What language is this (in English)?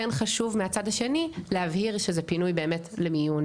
Hebrew